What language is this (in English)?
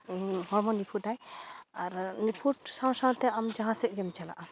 Santali